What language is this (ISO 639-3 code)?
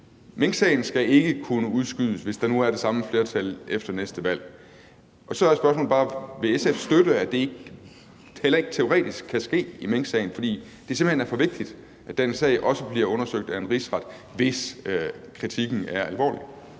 dan